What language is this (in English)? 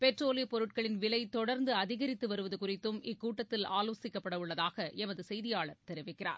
Tamil